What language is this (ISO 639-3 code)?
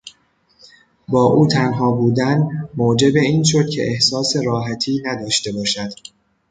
fas